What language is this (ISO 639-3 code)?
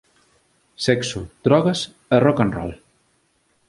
glg